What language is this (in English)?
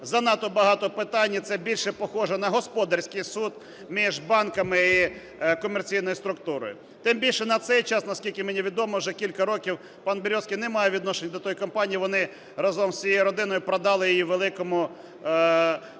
Ukrainian